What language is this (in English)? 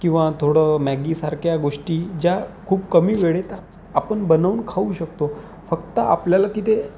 Marathi